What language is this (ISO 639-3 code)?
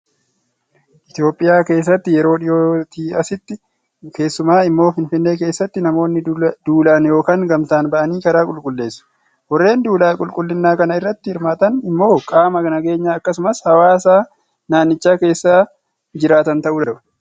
orm